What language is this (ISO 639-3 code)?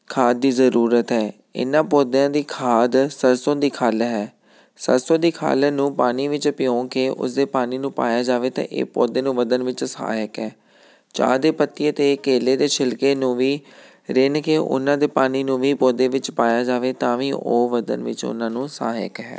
pan